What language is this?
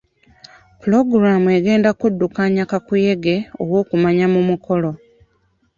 Ganda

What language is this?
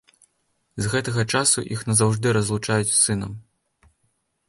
Belarusian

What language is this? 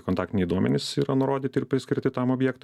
Lithuanian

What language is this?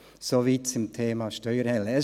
Swiss German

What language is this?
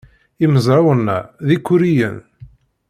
Kabyle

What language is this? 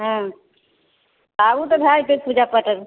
Maithili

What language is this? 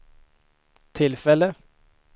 Swedish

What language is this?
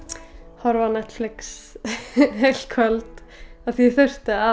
Icelandic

